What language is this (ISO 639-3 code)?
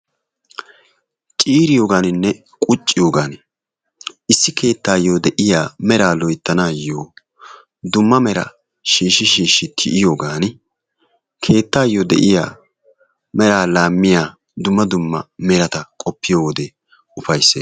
wal